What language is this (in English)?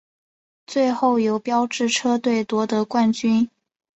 Chinese